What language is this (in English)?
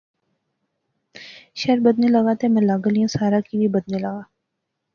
Pahari-Potwari